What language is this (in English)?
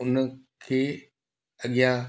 Sindhi